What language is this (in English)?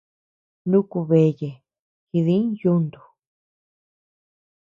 Tepeuxila Cuicatec